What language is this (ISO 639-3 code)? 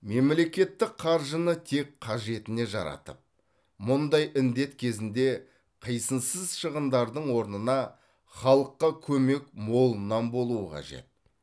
kaz